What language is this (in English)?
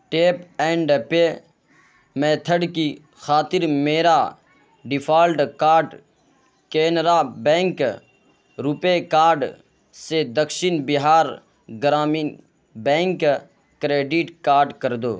Urdu